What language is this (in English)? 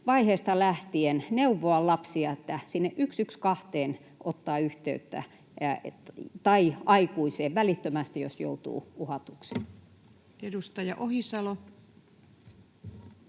Finnish